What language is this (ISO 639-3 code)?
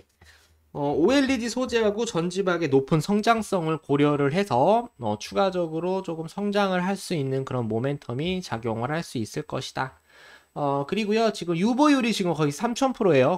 kor